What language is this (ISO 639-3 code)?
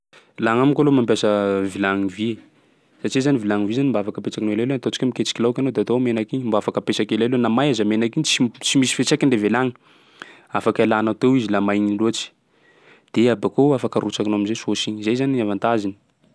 skg